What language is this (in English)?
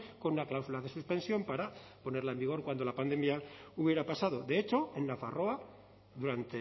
Spanish